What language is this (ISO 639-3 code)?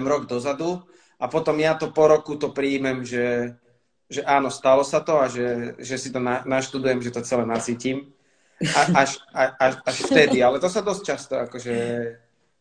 slk